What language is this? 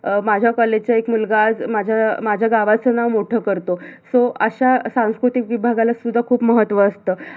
Marathi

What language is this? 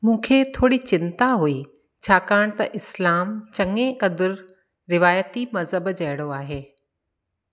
Sindhi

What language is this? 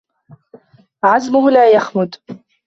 Arabic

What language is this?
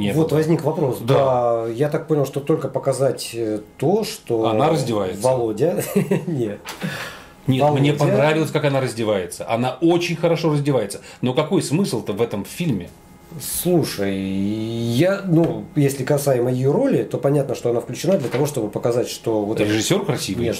Russian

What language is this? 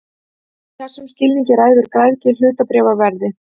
Icelandic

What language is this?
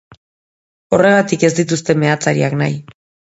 Basque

